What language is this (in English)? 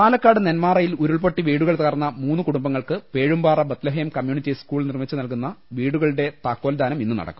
Malayalam